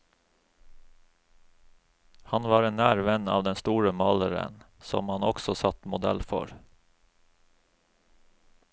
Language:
Norwegian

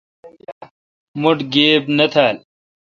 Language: Kalkoti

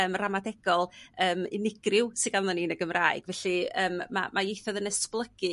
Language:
Welsh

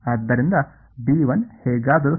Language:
Kannada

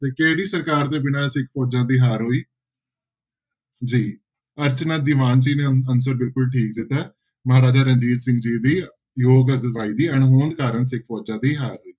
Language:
Punjabi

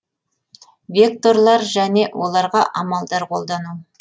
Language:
Kazakh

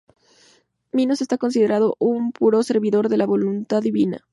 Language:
Spanish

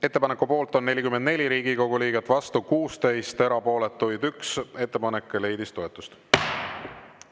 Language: Estonian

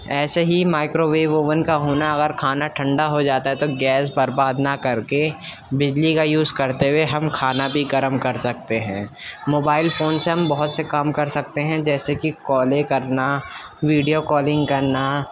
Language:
Urdu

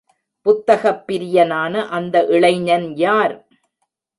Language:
Tamil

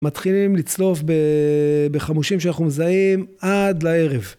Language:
Hebrew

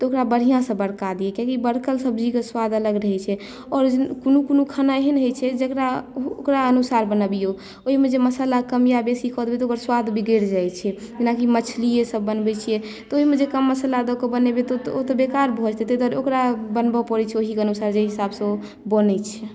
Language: Maithili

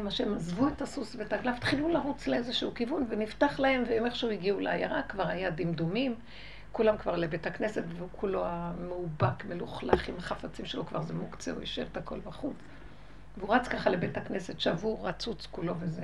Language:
Hebrew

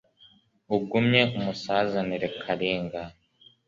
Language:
Kinyarwanda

